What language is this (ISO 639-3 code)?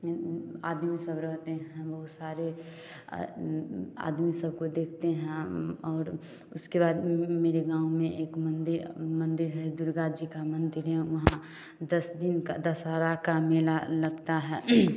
hin